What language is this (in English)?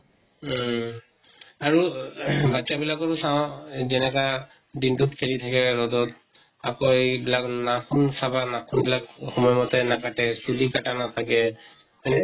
Assamese